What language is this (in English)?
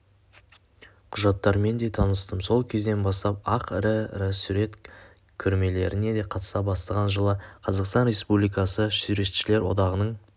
Kazakh